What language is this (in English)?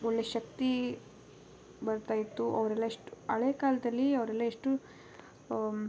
Kannada